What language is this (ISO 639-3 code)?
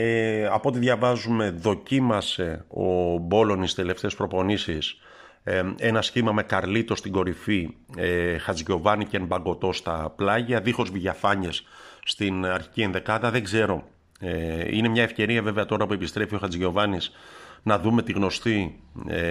ell